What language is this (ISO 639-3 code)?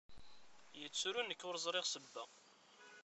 kab